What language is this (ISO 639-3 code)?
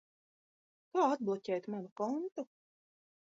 lav